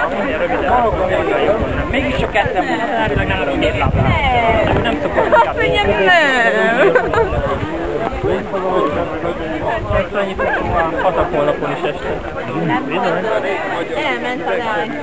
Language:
Hungarian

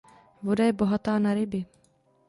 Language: Czech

